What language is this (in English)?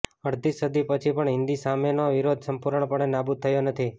Gujarati